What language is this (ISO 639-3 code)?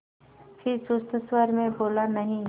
hin